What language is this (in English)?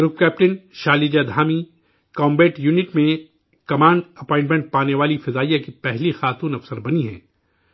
Urdu